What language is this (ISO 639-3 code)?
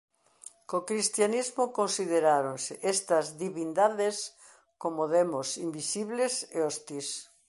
glg